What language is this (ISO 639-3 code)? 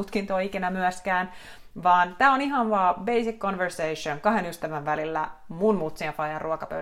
fin